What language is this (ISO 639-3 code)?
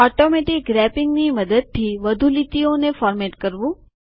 guj